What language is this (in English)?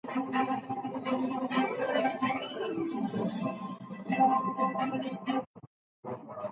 Urdu